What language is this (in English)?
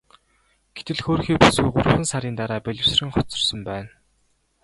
Mongolian